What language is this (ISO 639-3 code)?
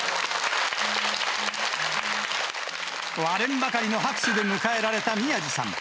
jpn